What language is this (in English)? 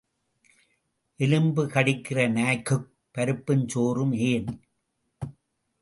Tamil